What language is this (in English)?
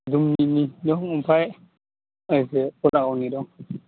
Bodo